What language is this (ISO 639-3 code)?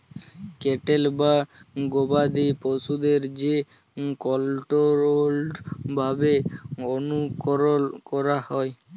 ben